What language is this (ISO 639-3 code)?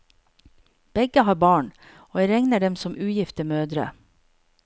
nor